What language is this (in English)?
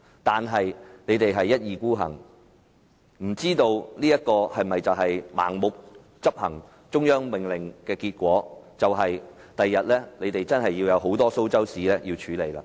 Cantonese